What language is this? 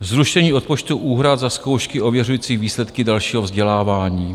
Czech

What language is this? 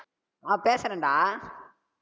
Tamil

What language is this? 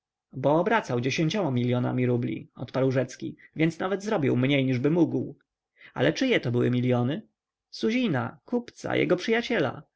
Polish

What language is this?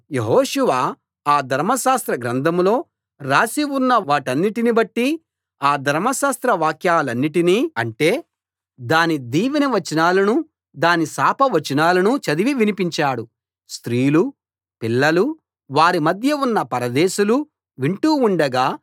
Telugu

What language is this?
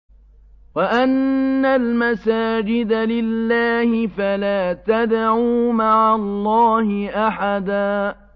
Arabic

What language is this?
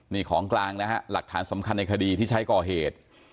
Thai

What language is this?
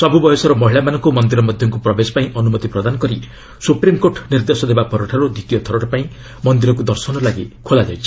Odia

